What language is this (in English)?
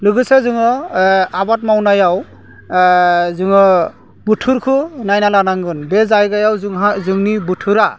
Bodo